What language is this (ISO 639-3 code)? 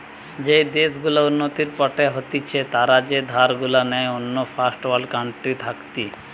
ben